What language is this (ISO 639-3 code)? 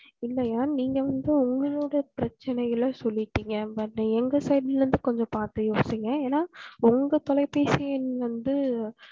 tam